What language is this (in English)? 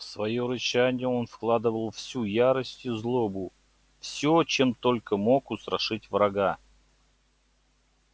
Russian